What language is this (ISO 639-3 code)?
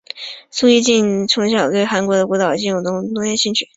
zho